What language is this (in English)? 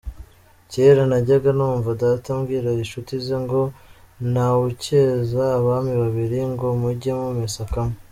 Kinyarwanda